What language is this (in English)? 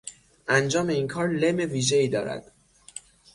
Persian